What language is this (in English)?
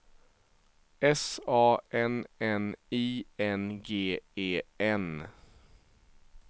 Swedish